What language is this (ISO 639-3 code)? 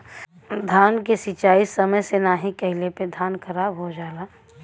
bho